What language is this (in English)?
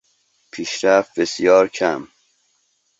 Persian